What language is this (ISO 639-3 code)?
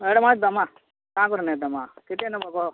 ori